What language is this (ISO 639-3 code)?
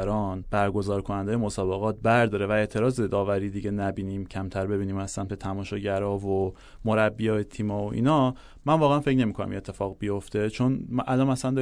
fas